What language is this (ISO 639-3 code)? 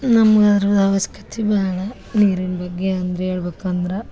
kan